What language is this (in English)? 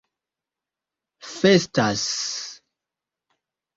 Esperanto